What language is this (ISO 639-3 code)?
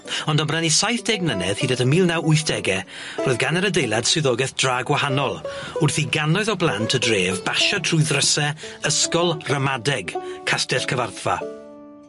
cym